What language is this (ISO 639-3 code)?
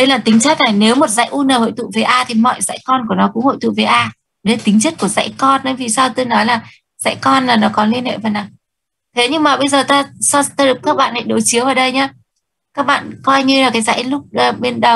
vie